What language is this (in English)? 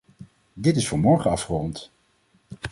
Dutch